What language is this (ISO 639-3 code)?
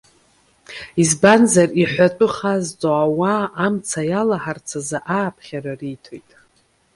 abk